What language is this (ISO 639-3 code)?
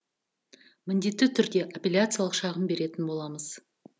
kaz